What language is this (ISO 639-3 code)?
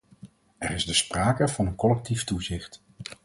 nld